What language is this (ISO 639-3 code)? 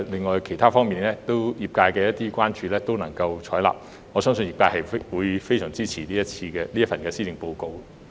yue